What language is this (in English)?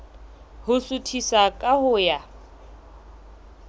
Southern Sotho